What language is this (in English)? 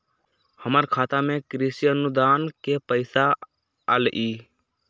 Magahi